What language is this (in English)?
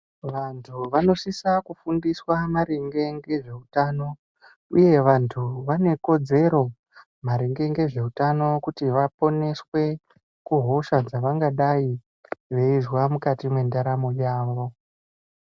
Ndau